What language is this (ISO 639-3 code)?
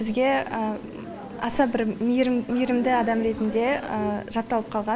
kaz